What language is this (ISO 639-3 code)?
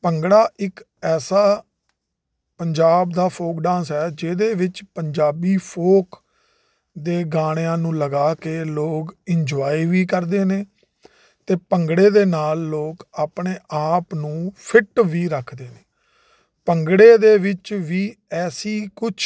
pan